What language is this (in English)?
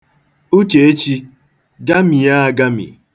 Igbo